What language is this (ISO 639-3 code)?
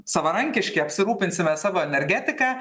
lit